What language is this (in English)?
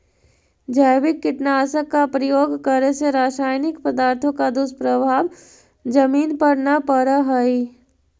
Magahi